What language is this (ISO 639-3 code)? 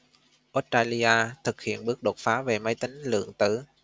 vie